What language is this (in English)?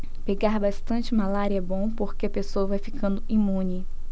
Portuguese